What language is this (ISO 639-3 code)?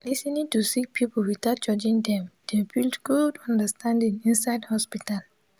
pcm